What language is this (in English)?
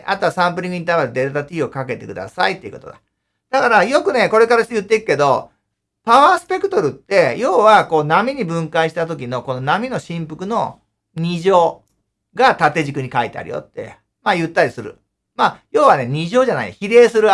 Japanese